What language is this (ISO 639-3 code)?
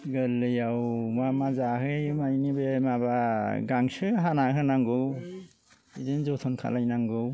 brx